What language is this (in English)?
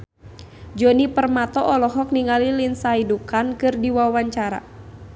Sundanese